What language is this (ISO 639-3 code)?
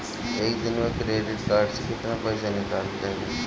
bho